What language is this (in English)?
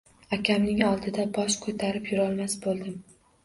Uzbek